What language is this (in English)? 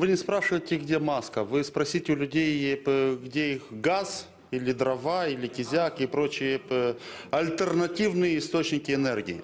Romanian